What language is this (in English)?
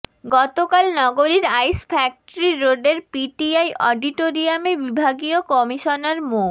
Bangla